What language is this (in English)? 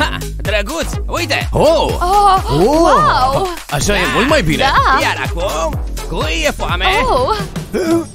Romanian